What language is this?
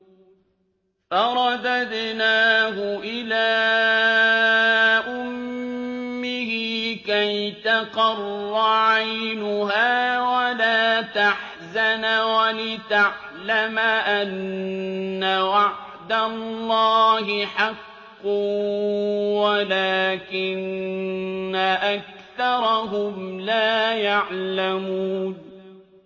Arabic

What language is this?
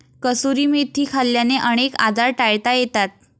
Marathi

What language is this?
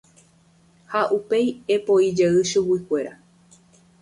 Guarani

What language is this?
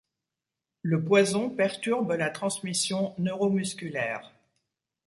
French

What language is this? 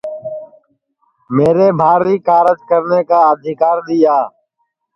Sansi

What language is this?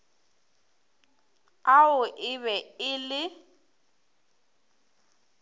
Northern Sotho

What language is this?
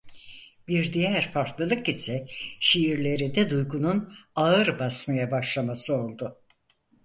Turkish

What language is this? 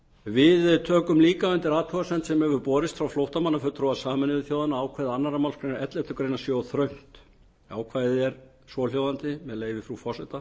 Icelandic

